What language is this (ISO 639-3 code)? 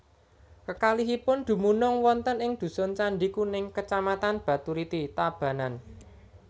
jav